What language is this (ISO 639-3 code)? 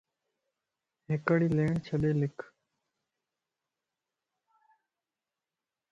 lss